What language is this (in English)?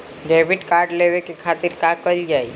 Bhojpuri